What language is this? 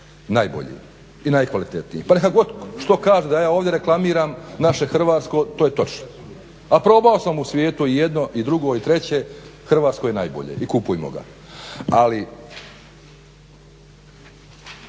Croatian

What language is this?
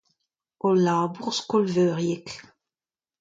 Breton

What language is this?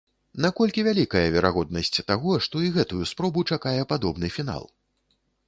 Belarusian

